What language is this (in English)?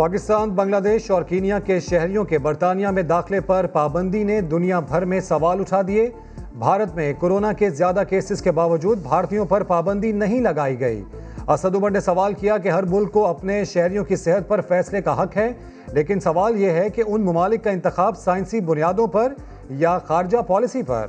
Urdu